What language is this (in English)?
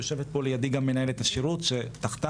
Hebrew